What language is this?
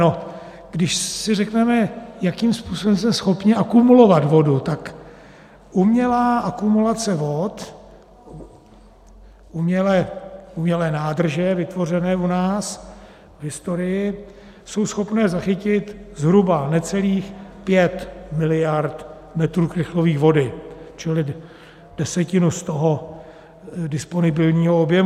Czech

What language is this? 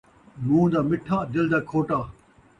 Saraiki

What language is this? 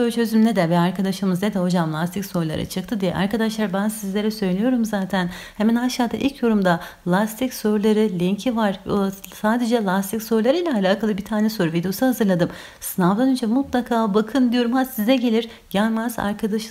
Turkish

